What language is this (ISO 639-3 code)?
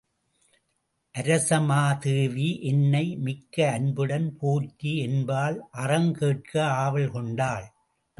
tam